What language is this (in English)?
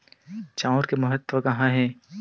Chhattisgarhi